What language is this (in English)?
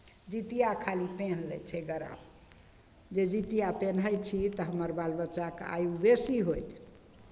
Maithili